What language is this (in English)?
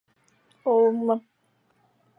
Chinese